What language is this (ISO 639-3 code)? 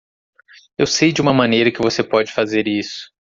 por